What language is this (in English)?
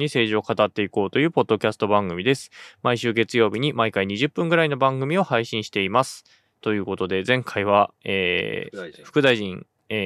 Japanese